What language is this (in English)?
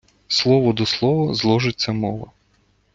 Ukrainian